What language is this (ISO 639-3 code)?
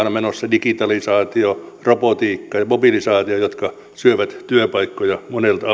fin